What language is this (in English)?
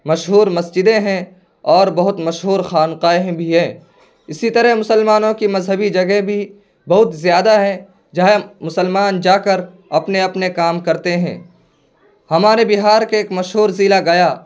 Urdu